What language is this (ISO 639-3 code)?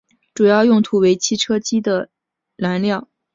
zho